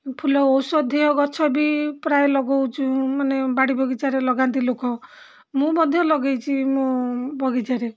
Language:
Odia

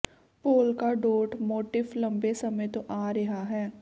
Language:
Punjabi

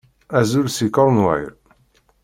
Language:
Kabyle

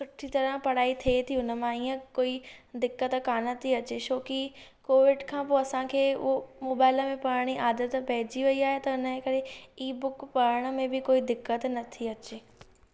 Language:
Sindhi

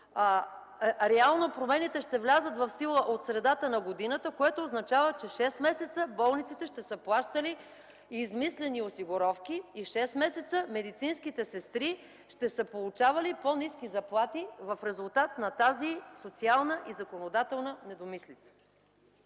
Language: Bulgarian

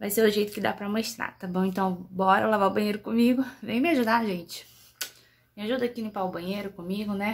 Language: Portuguese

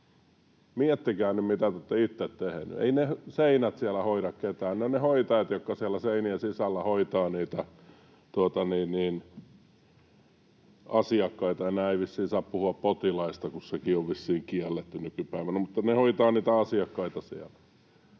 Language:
Finnish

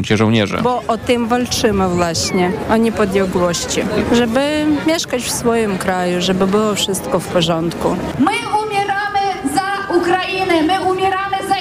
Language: Polish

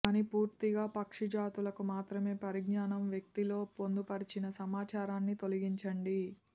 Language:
Telugu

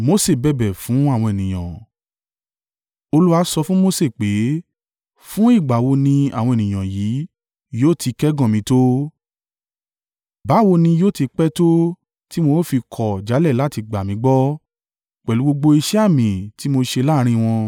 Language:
Yoruba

